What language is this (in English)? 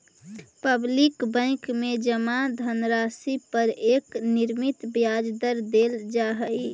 Magahi